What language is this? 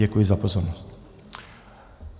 Czech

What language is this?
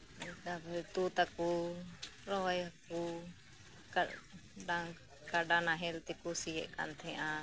Santali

